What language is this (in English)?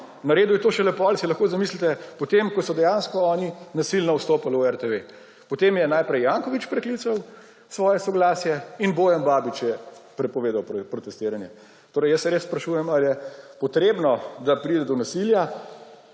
Slovenian